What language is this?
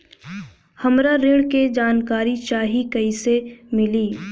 Bhojpuri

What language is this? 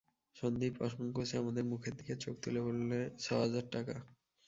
Bangla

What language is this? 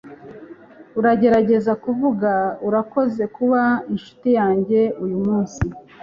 Kinyarwanda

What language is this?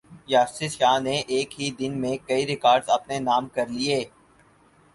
Urdu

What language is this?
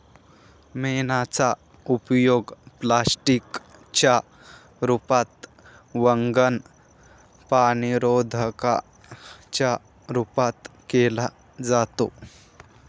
Marathi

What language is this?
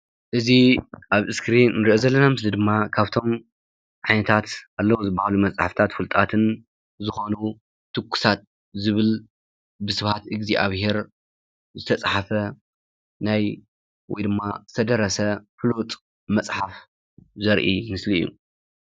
Tigrinya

